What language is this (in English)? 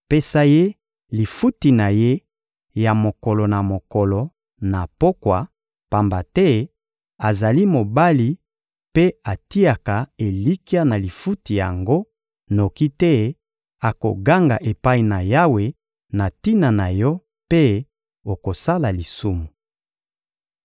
Lingala